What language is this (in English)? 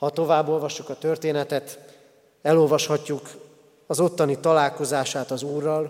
Hungarian